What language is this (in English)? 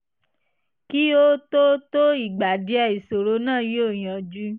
Yoruba